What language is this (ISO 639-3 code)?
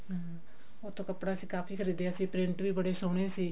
pan